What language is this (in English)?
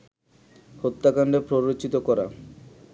Bangla